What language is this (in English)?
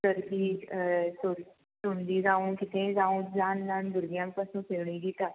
Konkani